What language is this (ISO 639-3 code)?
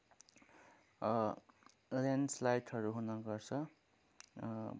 nep